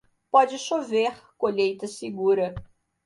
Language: Portuguese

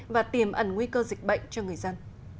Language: Vietnamese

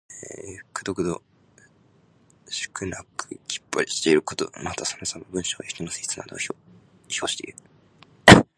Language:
Japanese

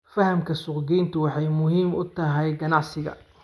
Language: Somali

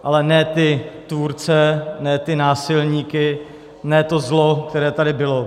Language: Czech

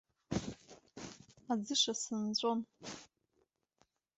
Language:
Abkhazian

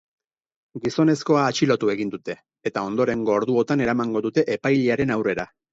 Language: Basque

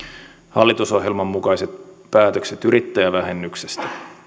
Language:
Finnish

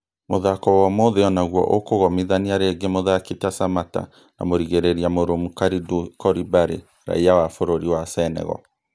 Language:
Kikuyu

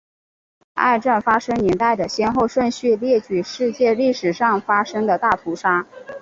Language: Chinese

